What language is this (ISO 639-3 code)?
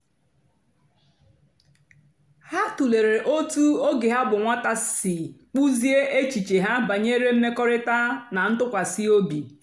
ibo